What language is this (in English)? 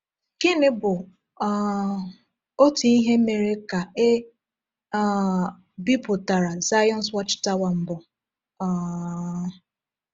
Igbo